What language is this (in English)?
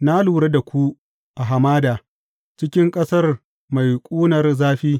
Hausa